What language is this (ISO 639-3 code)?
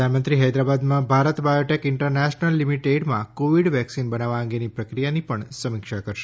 guj